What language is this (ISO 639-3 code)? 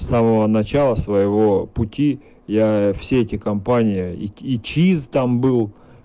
rus